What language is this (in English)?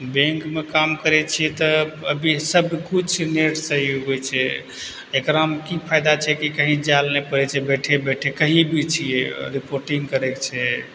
Maithili